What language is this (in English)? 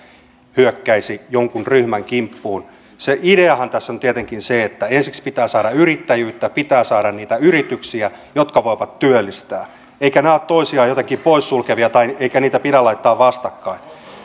Finnish